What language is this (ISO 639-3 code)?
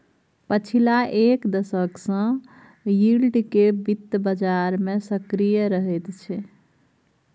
mai